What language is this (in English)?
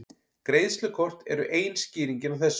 Icelandic